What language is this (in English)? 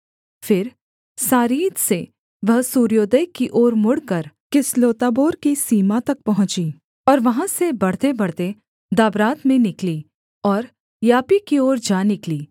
Hindi